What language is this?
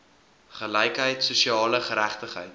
Afrikaans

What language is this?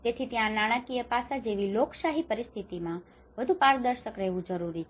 Gujarati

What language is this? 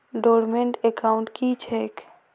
Maithili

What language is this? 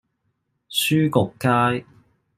Cantonese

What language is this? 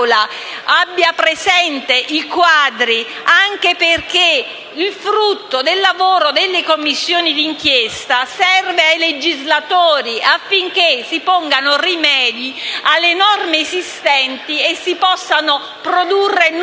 Italian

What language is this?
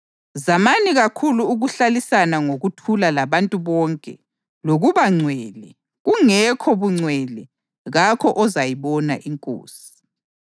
North Ndebele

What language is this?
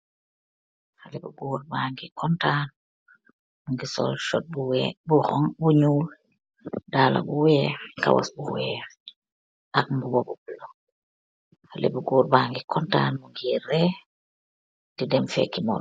Wolof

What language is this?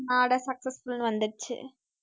Tamil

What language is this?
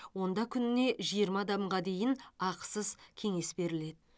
Kazakh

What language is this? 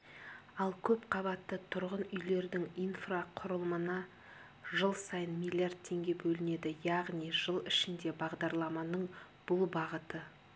Kazakh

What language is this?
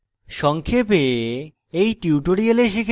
Bangla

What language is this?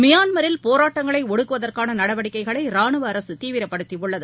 Tamil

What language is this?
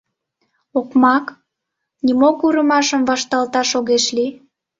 Mari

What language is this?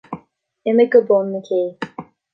Irish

